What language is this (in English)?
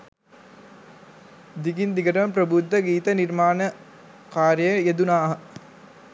Sinhala